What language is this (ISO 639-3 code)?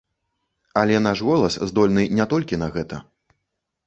bel